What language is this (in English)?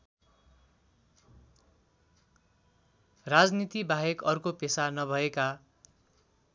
Nepali